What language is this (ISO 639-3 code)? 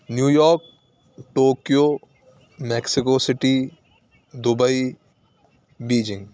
urd